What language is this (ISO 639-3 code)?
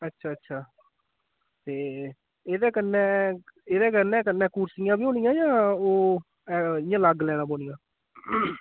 doi